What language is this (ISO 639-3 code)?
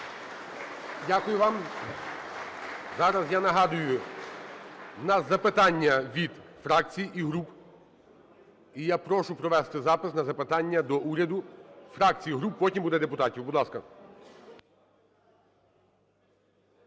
ukr